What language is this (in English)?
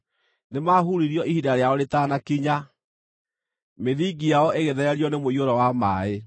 Kikuyu